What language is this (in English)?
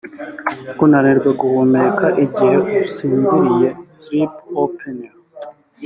Kinyarwanda